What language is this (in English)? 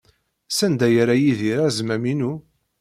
Kabyle